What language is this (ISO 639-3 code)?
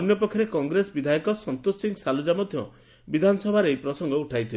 ori